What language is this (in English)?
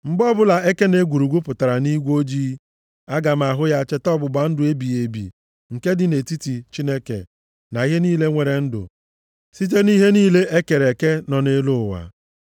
Igbo